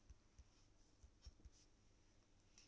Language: English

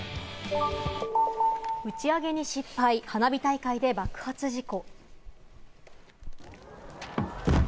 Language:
Japanese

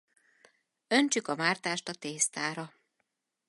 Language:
Hungarian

